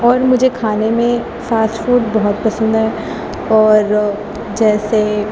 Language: Urdu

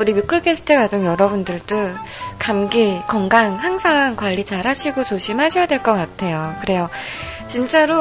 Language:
Korean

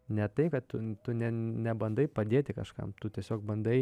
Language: Lithuanian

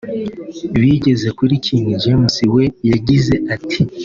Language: Kinyarwanda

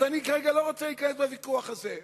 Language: Hebrew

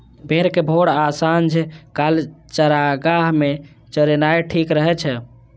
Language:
Maithili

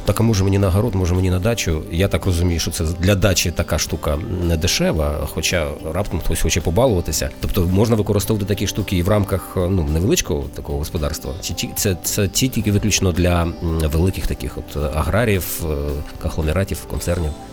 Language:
Ukrainian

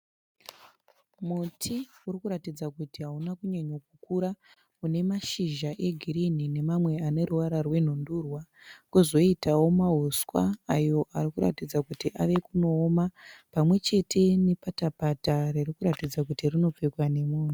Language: Shona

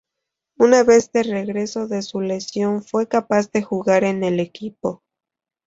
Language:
Spanish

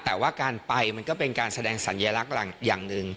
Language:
Thai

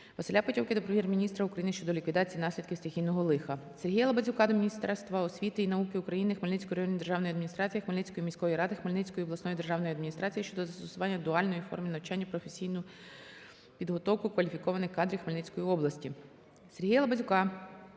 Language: Ukrainian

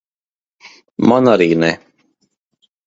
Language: Latvian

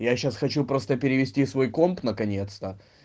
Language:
Russian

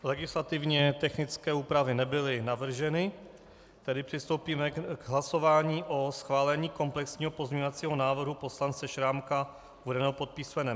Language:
Czech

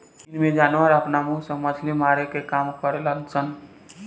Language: Bhojpuri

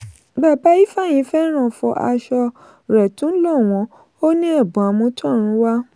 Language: Yoruba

